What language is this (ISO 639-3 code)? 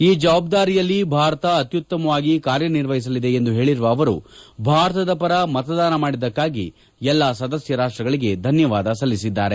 kan